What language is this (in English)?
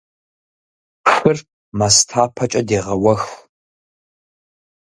Kabardian